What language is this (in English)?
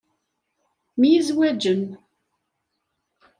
Kabyle